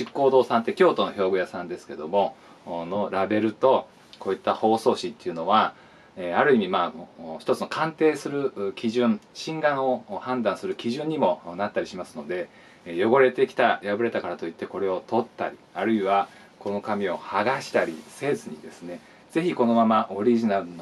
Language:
Japanese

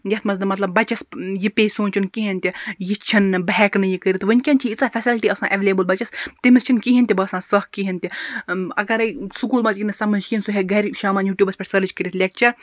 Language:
Kashmiri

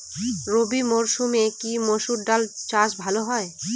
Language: Bangla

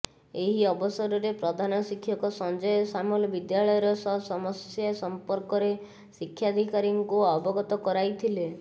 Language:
Odia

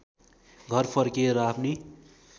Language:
Nepali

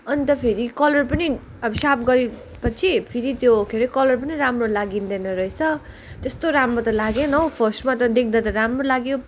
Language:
Nepali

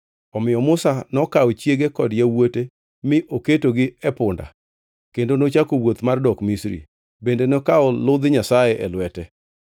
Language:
Luo (Kenya and Tanzania)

